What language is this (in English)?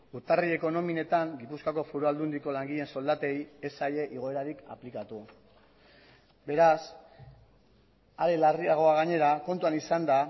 Basque